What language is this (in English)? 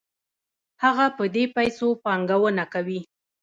Pashto